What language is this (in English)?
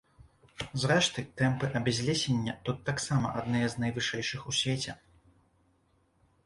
Belarusian